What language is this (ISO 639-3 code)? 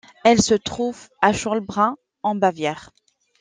fra